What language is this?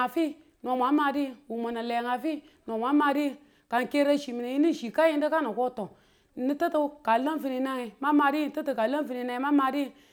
Tula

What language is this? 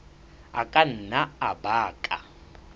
Southern Sotho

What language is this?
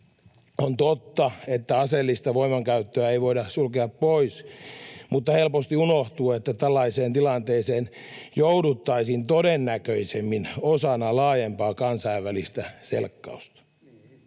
Finnish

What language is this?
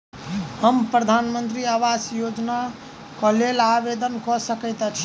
Maithili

